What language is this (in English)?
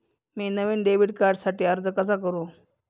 Marathi